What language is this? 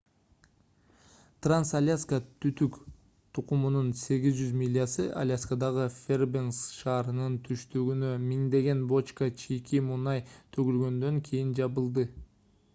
Kyrgyz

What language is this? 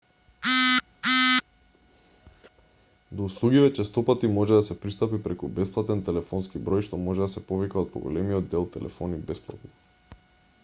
Macedonian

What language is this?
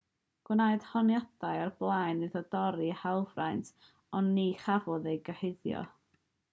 Welsh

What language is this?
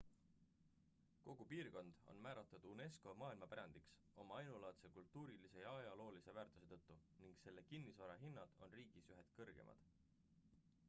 Estonian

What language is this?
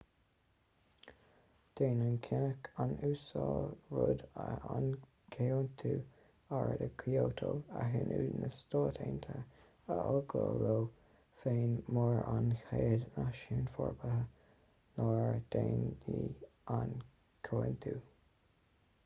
Irish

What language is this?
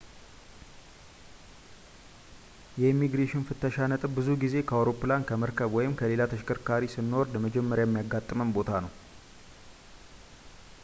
Amharic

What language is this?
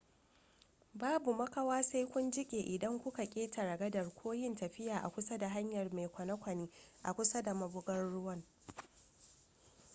Hausa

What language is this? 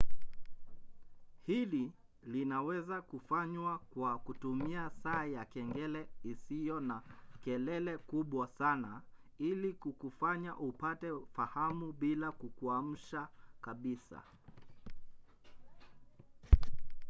Swahili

